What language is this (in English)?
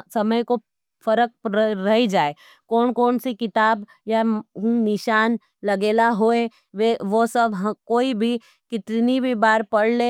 Nimadi